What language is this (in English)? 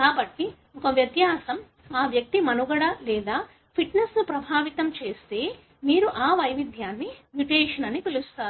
Telugu